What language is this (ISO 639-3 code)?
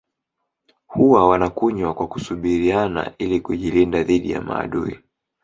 swa